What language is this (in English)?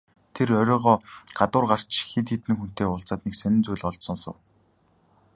Mongolian